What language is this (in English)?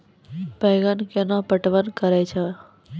Maithili